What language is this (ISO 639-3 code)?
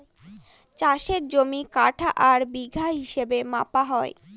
ben